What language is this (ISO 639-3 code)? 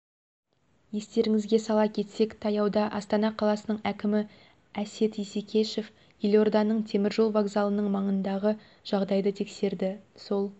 kaz